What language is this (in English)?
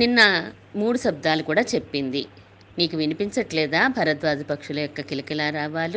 Telugu